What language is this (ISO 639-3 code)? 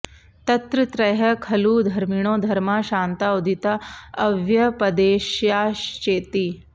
san